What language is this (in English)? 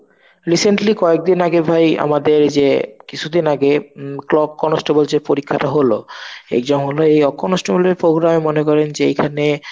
Bangla